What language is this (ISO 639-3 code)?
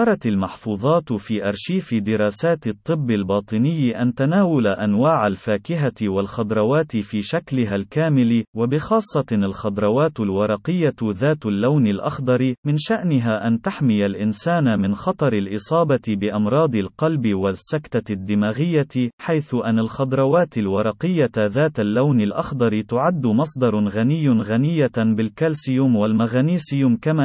ara